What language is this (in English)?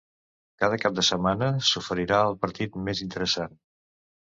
Catalan